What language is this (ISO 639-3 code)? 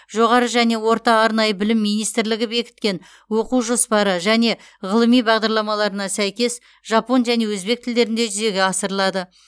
kaz